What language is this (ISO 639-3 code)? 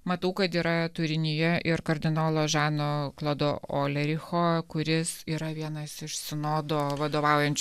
lit